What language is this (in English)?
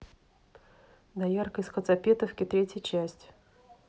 Russian